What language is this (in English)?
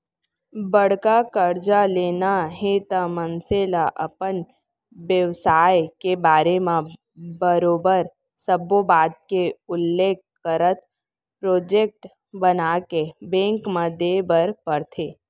Chhattisgarhi